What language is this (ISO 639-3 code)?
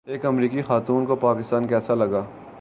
urd